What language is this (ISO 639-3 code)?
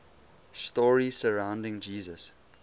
eng